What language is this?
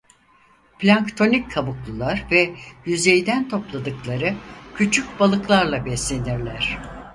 Turkish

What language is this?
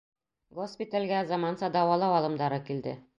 Bashkir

